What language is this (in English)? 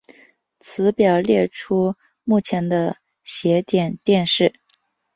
Chinese